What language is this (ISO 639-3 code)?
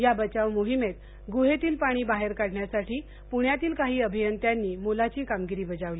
mar